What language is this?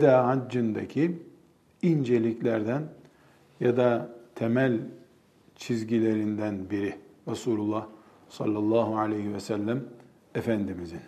Turkish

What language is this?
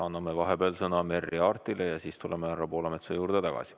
Estonian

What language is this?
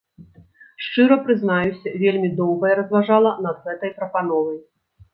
Belarusian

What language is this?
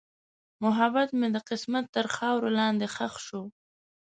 Pashto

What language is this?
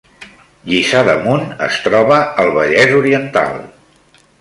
Catalan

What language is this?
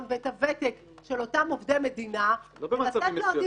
Hebrew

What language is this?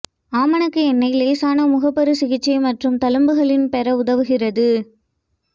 Tamil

